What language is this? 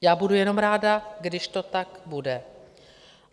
Czech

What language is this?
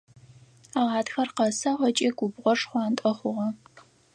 Adyghe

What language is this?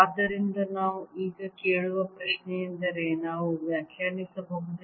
Kannada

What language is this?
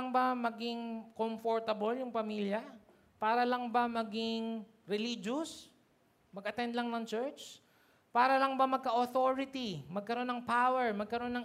Filipino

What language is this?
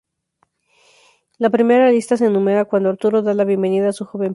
Spanish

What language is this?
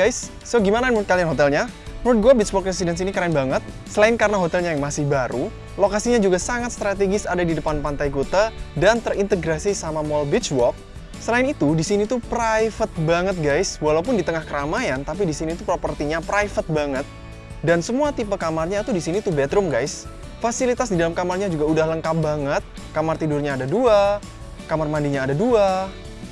Indonesian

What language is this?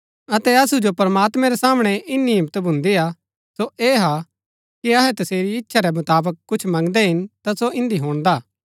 Gaddi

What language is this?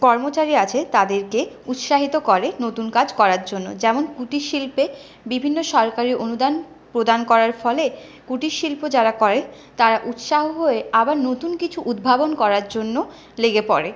Bangla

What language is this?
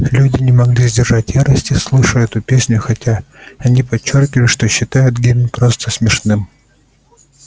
Russian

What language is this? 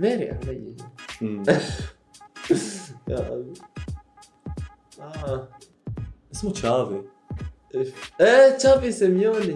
Arabic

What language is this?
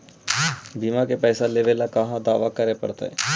Magahi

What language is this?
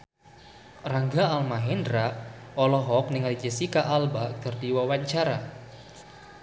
Sundanese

